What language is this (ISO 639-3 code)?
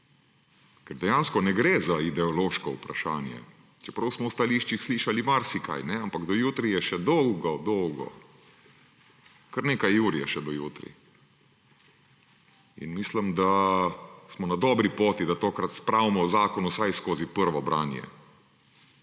slv